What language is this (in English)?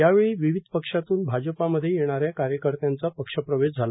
Marathi